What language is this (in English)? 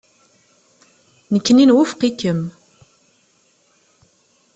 Kabyle